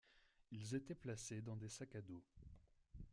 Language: French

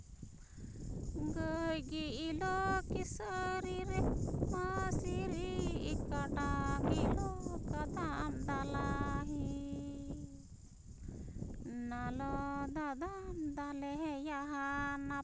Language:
Santali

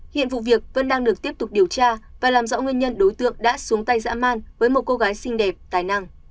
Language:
Vietnamese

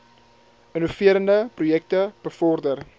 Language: Afrikaans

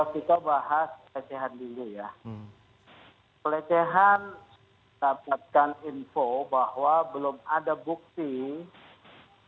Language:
Indonesian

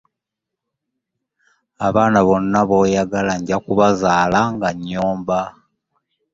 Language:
Ganda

